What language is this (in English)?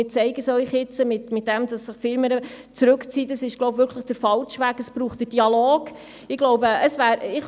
Swiss German